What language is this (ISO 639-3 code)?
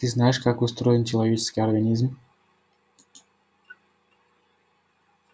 rus